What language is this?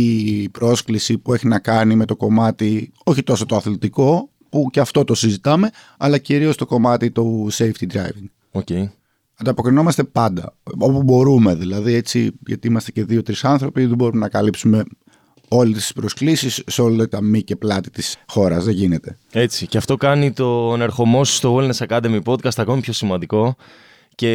Greek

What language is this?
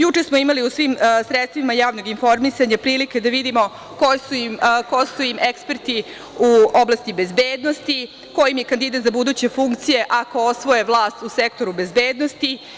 Serbian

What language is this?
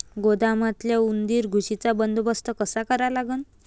Marathi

